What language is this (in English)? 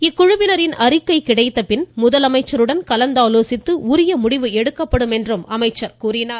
Tamil